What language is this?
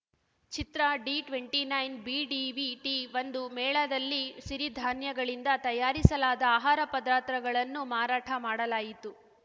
Kannada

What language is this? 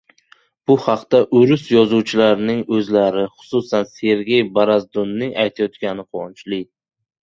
Uzbek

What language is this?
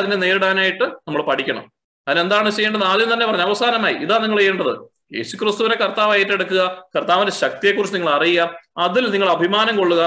Malayalam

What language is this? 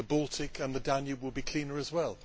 English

